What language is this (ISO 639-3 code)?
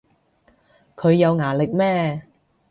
yue